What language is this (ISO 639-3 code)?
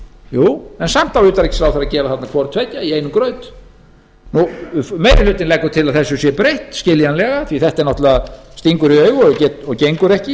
isl